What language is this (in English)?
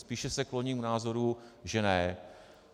Czech